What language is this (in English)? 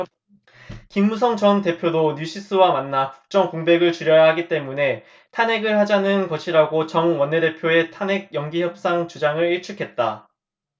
Korean